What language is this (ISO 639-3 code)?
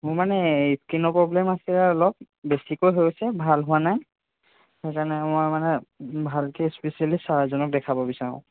asm